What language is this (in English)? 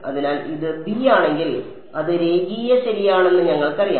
Malayalam